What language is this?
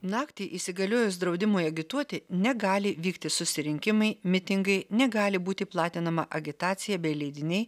Lithuanian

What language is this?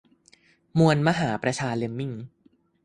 Thai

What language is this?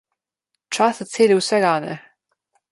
Slovenian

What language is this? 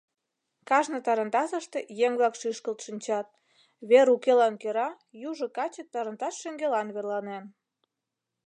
Mari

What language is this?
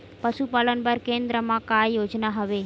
Chhattisgarhi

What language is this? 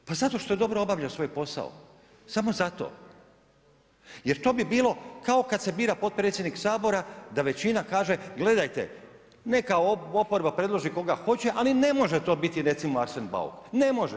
Croatian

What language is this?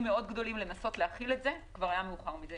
Hebrew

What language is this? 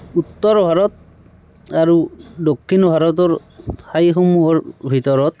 Assamese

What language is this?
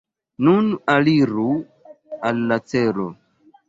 Esperanto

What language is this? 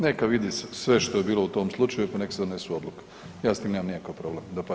Croatian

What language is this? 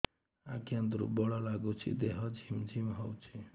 Odia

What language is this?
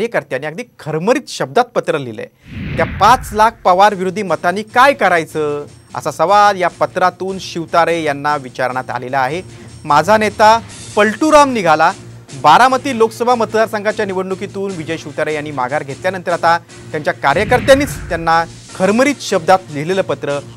Marathi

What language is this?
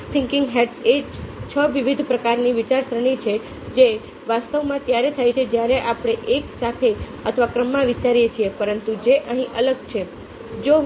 Gujarati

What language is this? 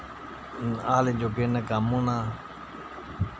Dogri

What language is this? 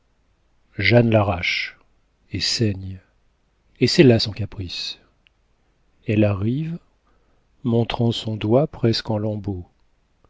French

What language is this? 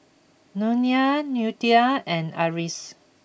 English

